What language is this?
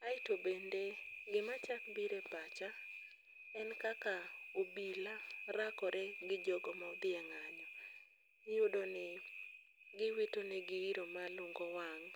Luo (Kenya and Tanzania)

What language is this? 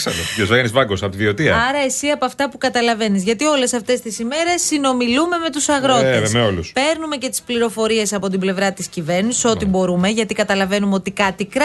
Greek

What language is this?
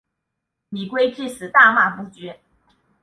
Chinese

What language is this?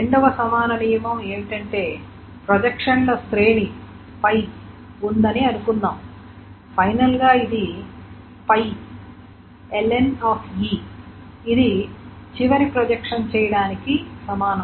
Telugu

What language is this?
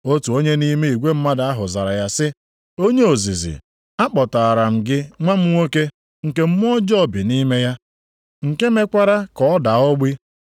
Igbo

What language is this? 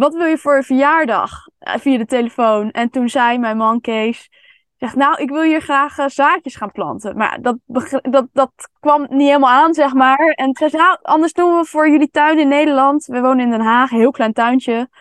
Dutch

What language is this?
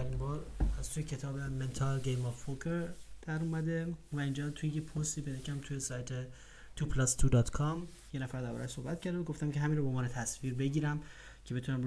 Persian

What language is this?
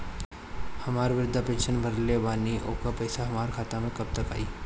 Bhojpuri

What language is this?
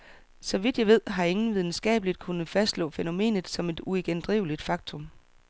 Danish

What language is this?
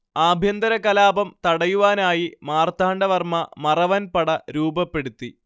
Malayalam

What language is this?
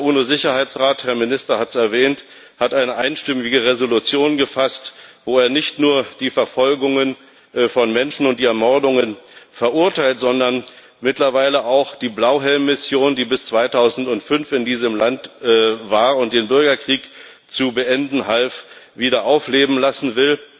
German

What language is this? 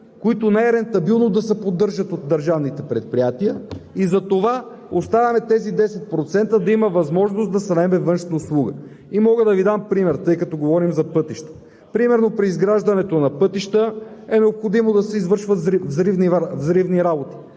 Bulgarian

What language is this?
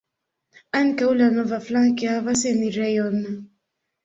Esperanto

